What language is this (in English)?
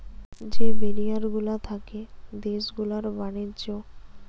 Bangla